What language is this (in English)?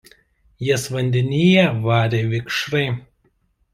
Lithuanian